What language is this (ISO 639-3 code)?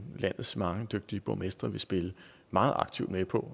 dan